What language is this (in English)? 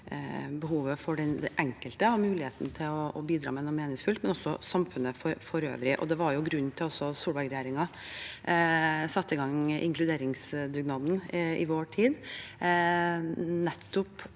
Norwegian